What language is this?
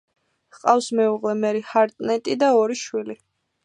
Georgian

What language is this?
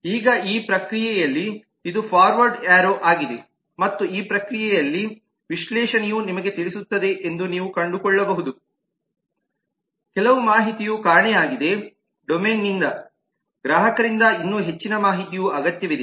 Kannada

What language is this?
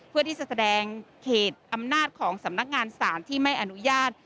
Thai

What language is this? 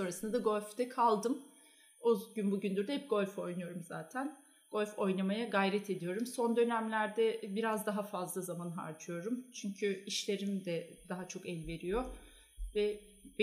Turkish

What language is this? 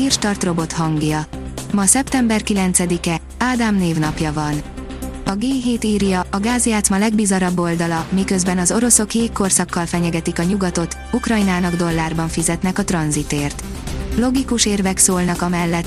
Hungarian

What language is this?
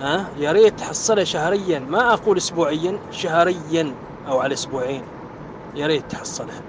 Arabic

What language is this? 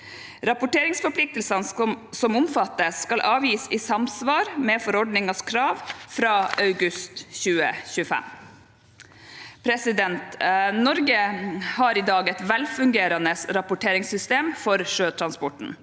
Norwegian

